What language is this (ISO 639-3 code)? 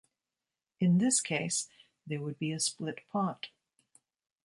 eng